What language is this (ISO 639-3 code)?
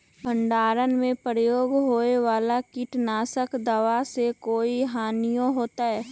mag